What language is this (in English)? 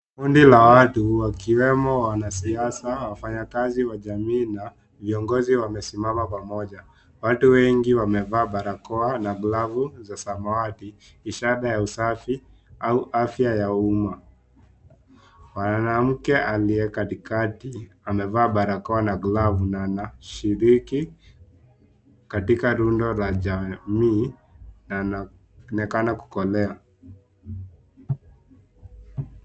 Swahili